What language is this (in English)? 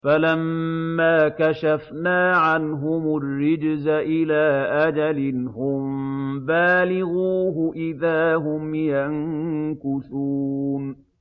Arabic